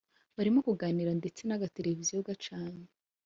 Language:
Kinyarwanda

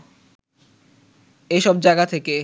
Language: Bangla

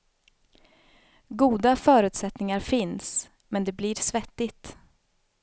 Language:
Swedish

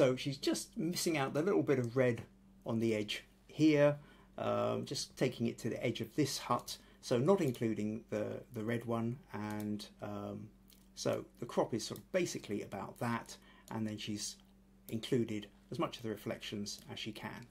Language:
English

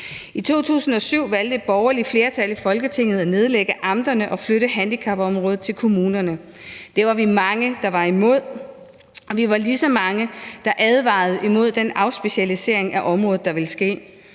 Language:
Danish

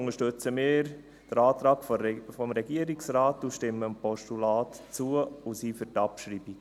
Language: Swiss German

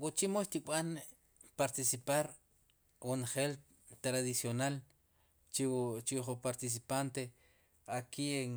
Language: Sipacapense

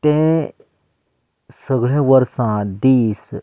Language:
Konkani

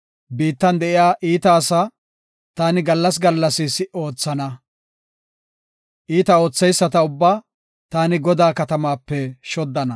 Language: Gofa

